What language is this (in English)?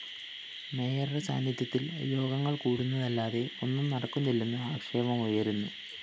Malayalam